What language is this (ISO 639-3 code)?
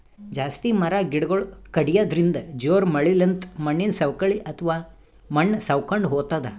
kan